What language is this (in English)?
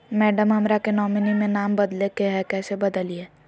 Magahi